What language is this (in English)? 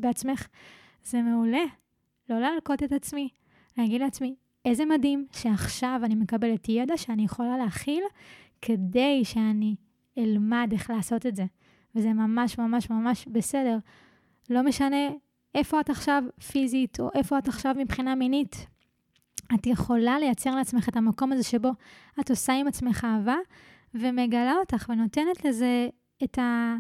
Hebrew